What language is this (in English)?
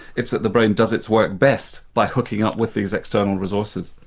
English